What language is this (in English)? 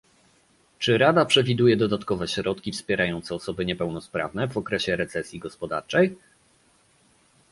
Polish